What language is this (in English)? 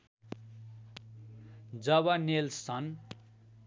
Nepali